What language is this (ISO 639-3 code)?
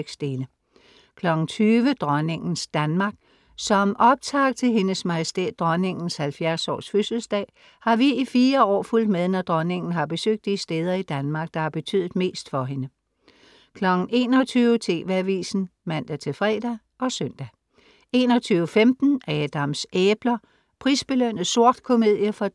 dan